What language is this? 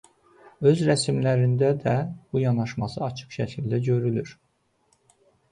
Azerbaijani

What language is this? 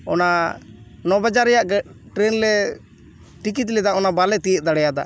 Santali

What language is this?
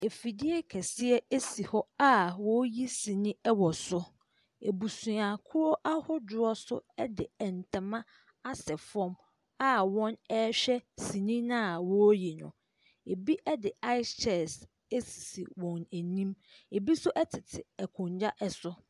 Akan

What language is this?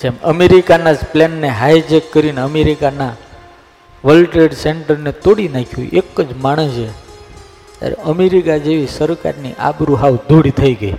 Gujarati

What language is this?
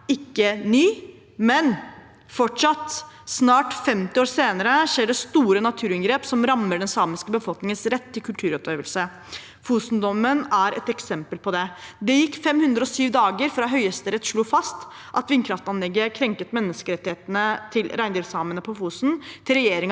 Norwegian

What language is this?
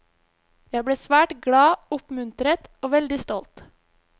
Norwegian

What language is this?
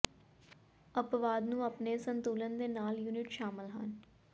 Punjabi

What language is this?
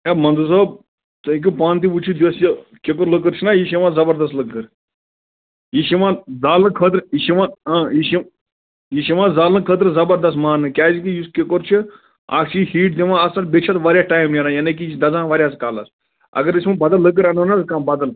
Kashmiri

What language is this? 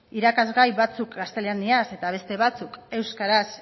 Basque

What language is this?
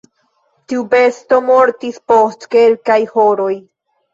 Esperanto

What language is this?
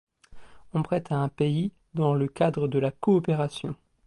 French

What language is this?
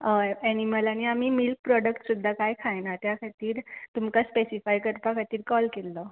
Konkani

